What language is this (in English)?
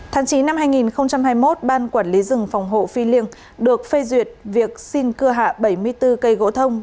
Vietnamese